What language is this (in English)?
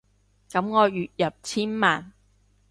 Cantonese